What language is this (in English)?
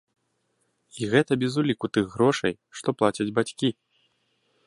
Belarusian